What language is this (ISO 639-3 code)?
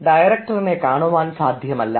mal